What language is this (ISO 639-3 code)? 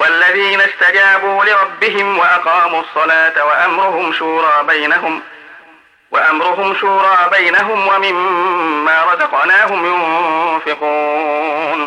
ara